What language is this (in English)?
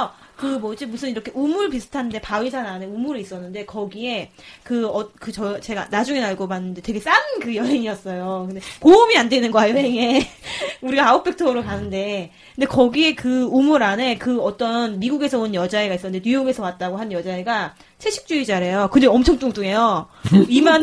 Korean